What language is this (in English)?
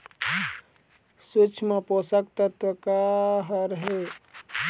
Chhattisgarhi